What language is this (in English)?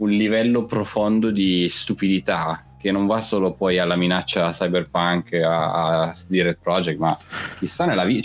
Italian